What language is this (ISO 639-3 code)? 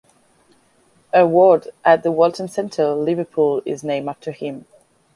eng